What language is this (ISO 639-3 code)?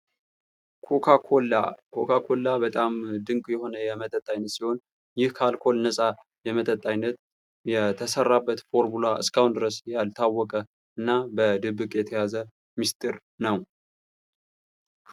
amh